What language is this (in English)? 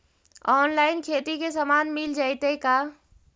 Magahi